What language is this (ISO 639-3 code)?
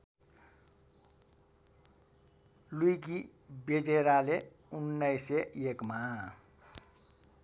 nep